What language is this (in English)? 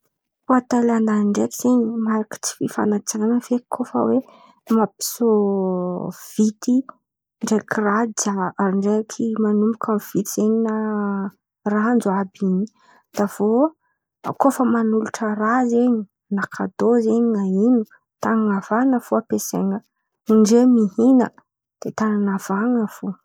Antankarana Malagasy